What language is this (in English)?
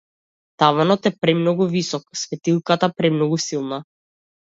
Macedonian